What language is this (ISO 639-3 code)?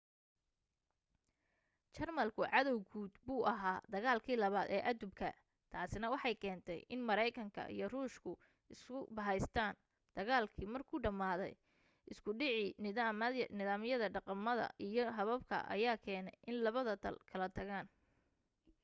som